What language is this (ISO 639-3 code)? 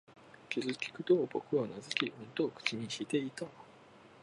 jpn